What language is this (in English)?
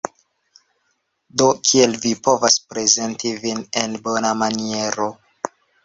Esperanto